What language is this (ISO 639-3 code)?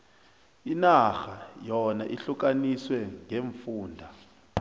nbl